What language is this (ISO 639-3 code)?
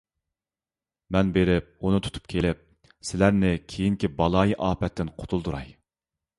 uig